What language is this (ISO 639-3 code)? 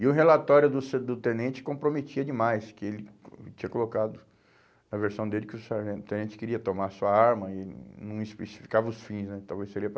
por